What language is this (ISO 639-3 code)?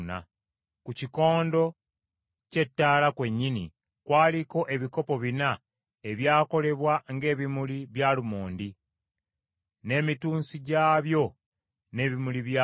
lug